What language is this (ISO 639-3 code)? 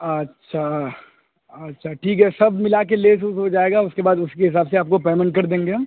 urd